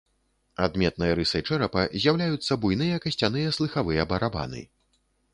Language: Belarusian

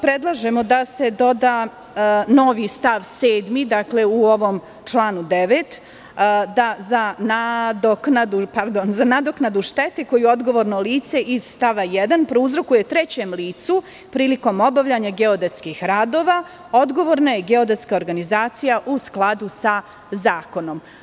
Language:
Serbian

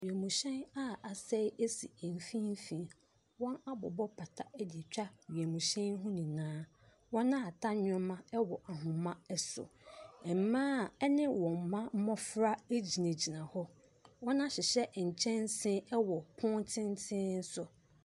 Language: Akan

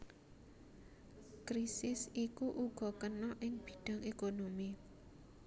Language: Javanese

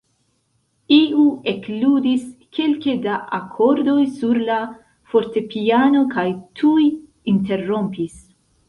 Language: Esperanto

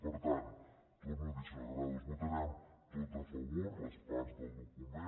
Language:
Catalan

